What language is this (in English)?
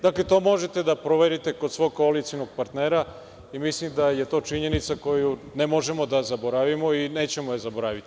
Serbian